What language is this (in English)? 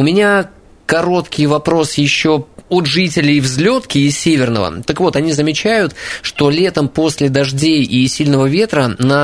Russian